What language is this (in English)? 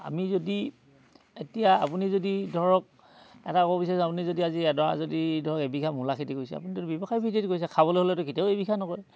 Assamese